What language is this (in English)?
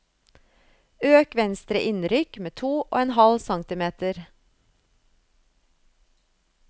Norwegian